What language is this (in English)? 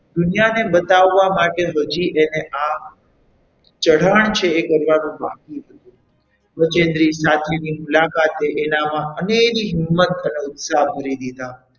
Gujarati